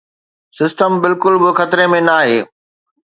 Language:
Sindhi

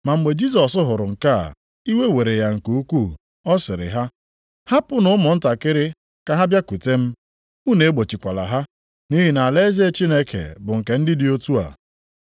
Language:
Igbo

